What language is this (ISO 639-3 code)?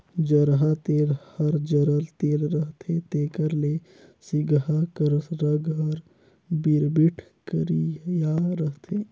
hne